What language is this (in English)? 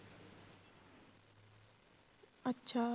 Punjabi